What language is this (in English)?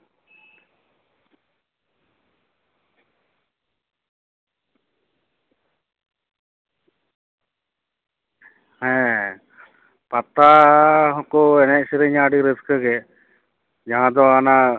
Santali